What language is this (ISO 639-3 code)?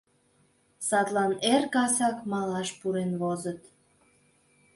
chm